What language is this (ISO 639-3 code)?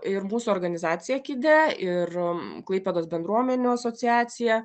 lit